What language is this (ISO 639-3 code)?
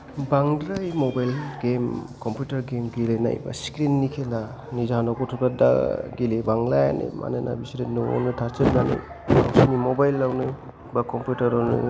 brx